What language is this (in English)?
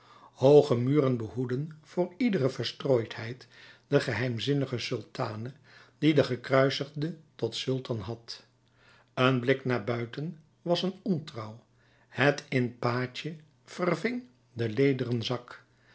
Dutch